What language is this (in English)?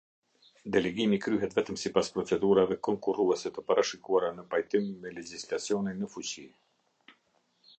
Albanian